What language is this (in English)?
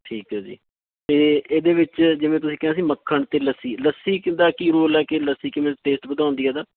Punjabi